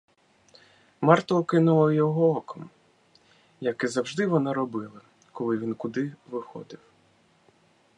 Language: Ukrainian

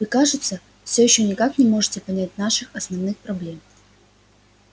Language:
Russian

